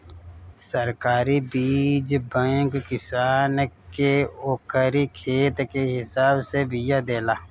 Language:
Bhojpuri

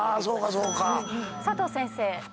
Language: Japanese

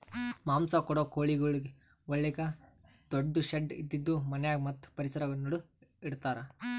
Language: Kannada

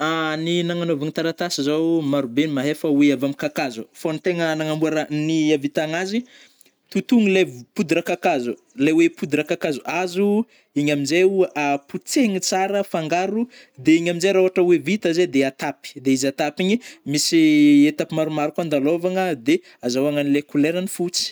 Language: Northern Betsimisaraka Malagasy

